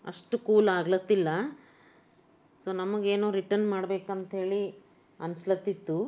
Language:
Kannada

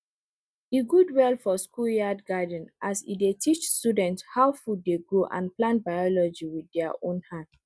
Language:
Nigerian Pidgin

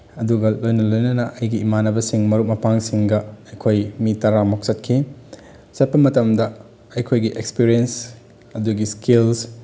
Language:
Manipuri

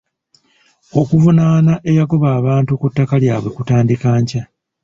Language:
Ganda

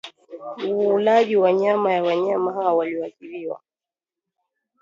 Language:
Swahili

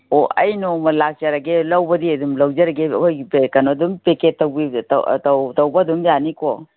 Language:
Manipuri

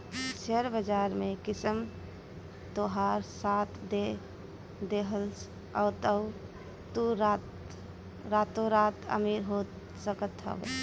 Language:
Bhojpuri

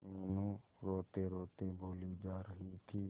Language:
Hindi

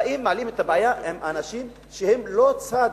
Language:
Hebrew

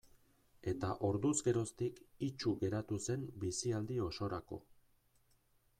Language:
Basque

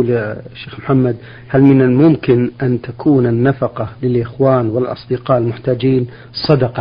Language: Arabic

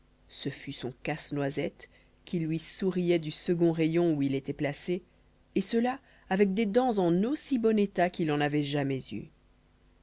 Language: French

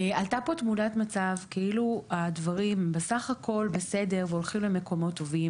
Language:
Hebrew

